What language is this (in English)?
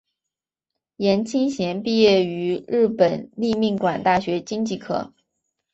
Chinese